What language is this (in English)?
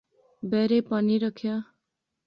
Pahari-Potwari